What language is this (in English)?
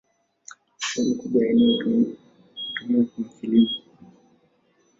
Swahili